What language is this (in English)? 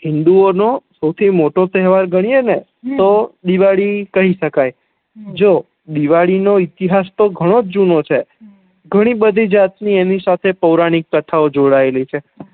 Gujarati